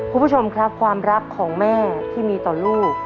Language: Thai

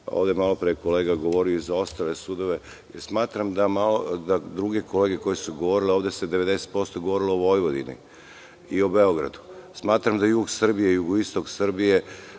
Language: Serbian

